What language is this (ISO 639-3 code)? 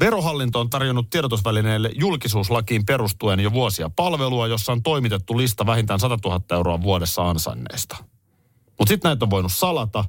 fin